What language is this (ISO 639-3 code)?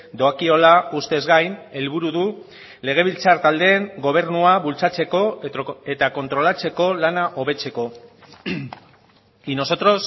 eus